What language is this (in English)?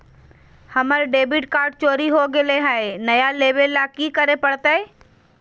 Magahi